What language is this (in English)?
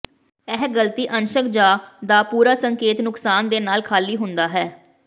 Punjabi